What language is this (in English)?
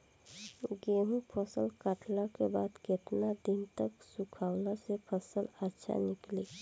Bhojpuri